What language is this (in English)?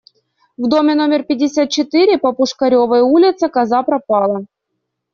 Russian